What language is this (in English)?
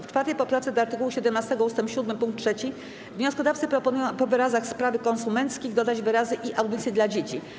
Polish